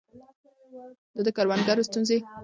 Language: Pashto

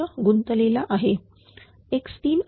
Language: Marathi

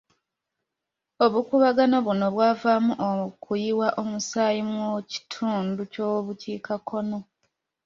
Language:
Ganda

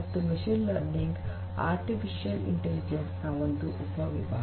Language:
Kannada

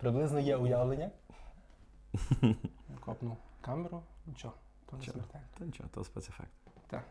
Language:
Ukrainian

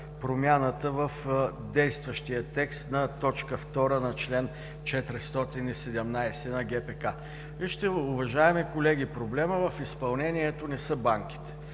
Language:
Bulgarian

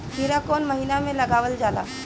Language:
Bhojpuri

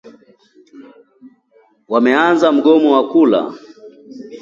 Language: Swahili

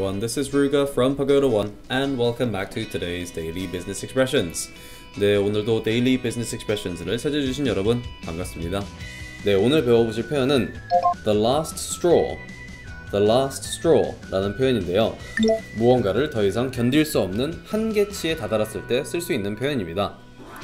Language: Korean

